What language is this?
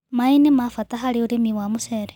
Kikuyu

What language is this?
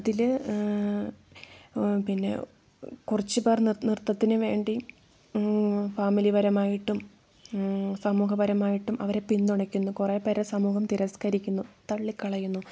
Malayalam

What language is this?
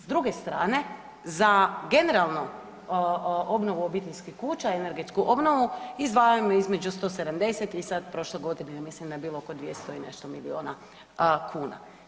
Croatian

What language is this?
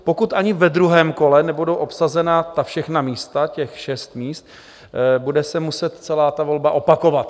Czech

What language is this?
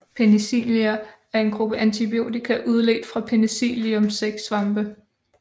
Danish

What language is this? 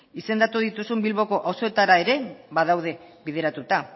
Basque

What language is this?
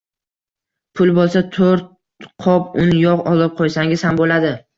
Uzbek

